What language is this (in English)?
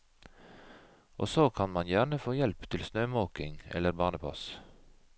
Norwegian